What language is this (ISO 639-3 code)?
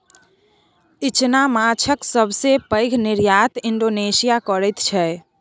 mai